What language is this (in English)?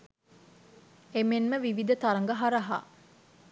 Sinhala